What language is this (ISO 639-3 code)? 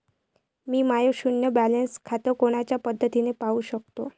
mar